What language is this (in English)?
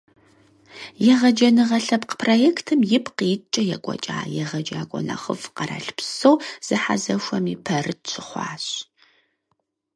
Kabardian